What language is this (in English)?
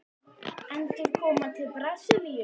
Icelandic